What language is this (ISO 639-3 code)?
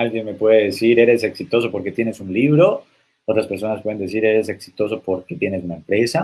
spa